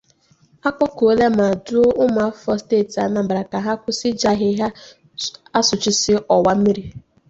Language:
Igbo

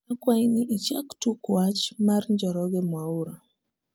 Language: Luo (Kenya and Tanzania)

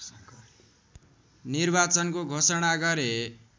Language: Nepali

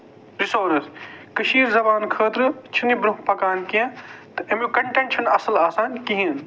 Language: Kashmiri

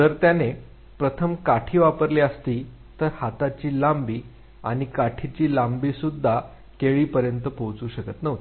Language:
Marathi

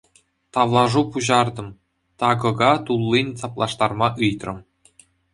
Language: Chuvash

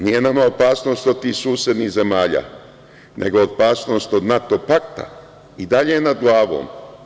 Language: Serbian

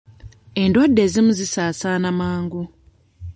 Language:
Ganda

